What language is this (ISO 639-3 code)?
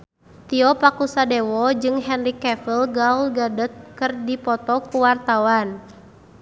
sun